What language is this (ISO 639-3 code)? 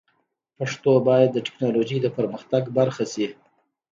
pus